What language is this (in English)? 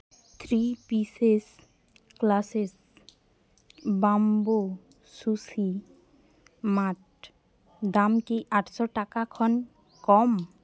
Santali